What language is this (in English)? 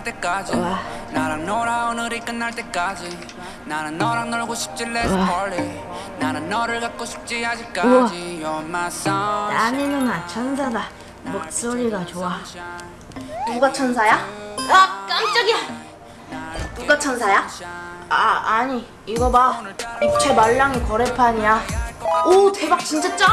Korean